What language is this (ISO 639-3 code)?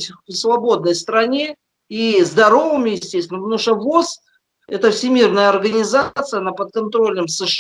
rus